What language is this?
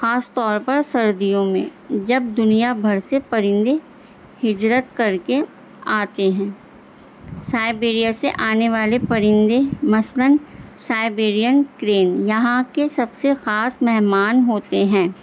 Urdu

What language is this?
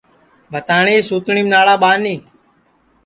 Sansi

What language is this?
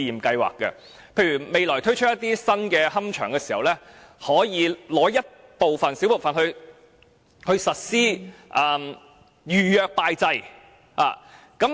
Cantonese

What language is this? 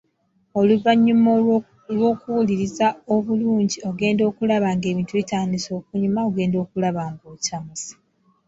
Ganda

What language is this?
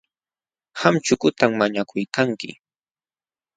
Jauja Wanca Quechua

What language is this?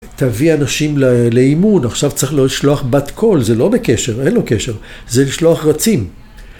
Hebrew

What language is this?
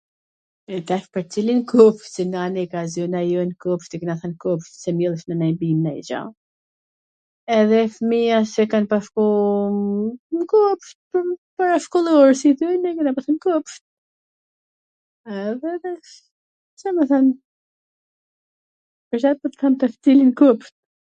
Gheg Albanian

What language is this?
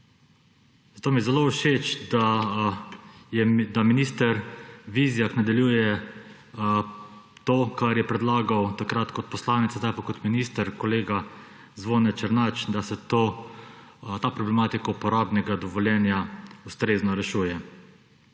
Slovenian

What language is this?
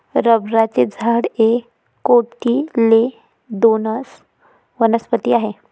Marathi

